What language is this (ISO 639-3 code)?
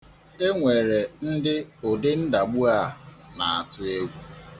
ibo